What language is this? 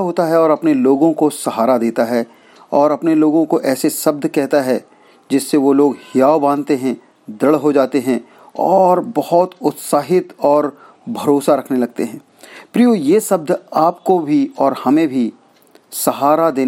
Hindi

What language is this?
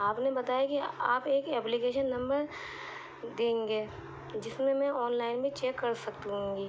Urdu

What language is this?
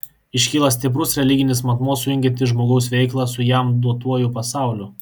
Lithuanian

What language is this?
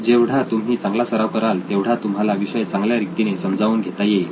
Marathi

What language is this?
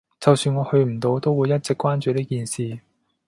Cantonese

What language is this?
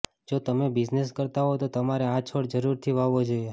Gujarati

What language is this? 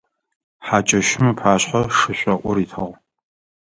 Adyghe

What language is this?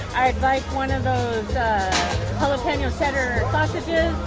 English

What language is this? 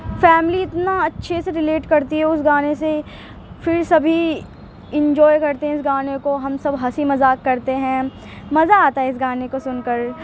Urdu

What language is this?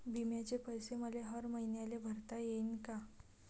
Marathi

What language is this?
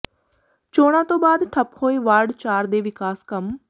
Punjabi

